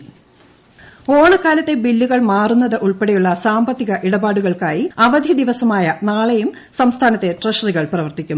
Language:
Malayalam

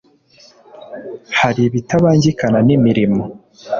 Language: Kinyarwanda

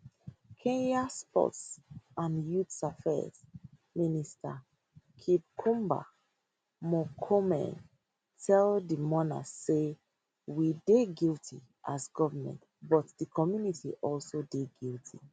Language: Nigerian Pidgin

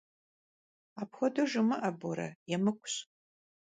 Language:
Kabardian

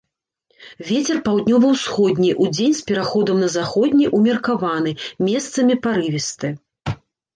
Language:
Belarusian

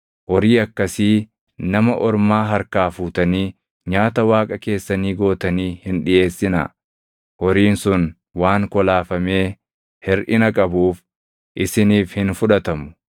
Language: Oromo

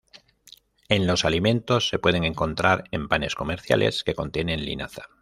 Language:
Spanish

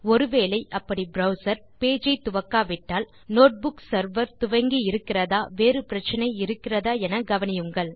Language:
Tamil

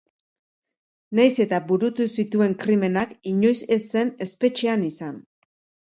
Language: Basque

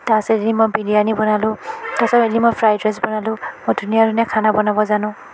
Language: Assamese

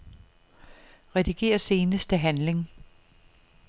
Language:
Danish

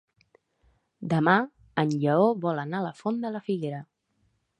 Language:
Catalan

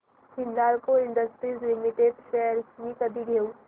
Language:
Marathi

